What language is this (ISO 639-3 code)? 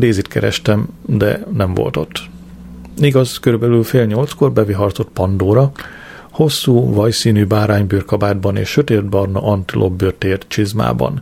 hun